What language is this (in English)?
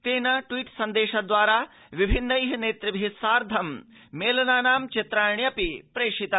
Sanskrit